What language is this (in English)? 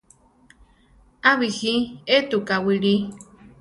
Central Tarahumara